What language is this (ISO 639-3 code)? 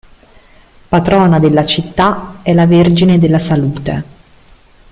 ita